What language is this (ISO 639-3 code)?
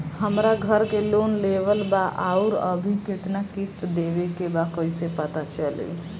bho